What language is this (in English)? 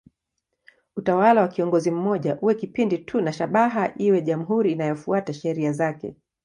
Swahili